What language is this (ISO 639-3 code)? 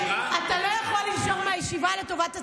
heb